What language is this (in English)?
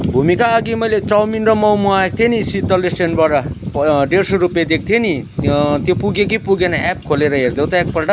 Nepali